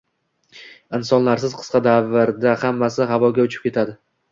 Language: Uzbek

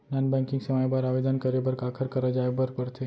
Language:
Chhattisgarhi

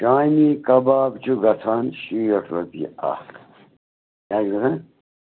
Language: Kashmiri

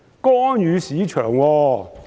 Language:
Cantonese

